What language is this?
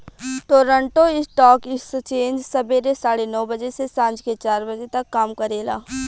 Bhojpuri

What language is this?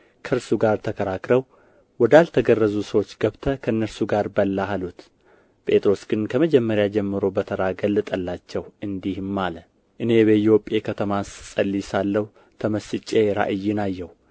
Amharic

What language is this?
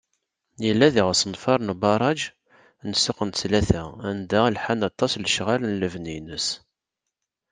Kabyle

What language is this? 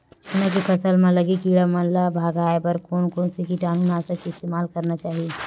Chhattisgarhi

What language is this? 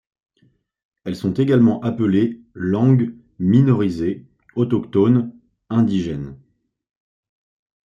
French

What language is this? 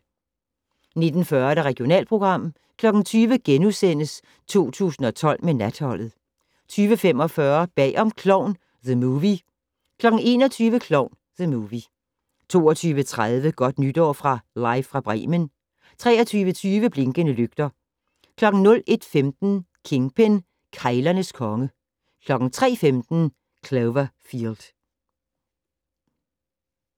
Danish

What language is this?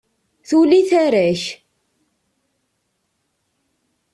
Kabyle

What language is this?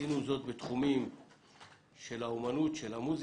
Hebrew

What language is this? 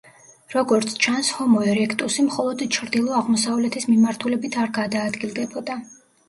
Georgian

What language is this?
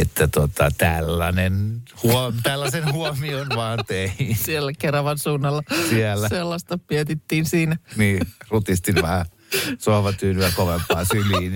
Finnish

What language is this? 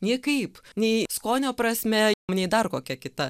Lithuanian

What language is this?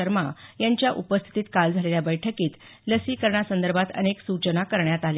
Marathi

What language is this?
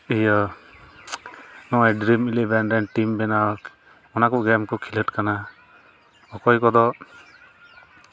Santali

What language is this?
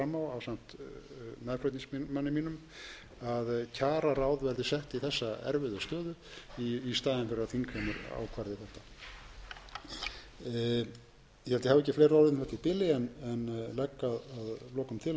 Icelandic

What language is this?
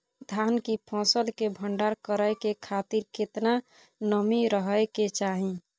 Maithili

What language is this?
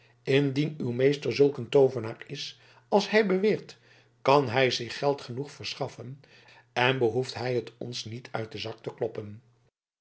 Dutch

